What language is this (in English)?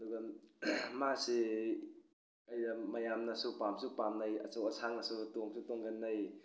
Manipuri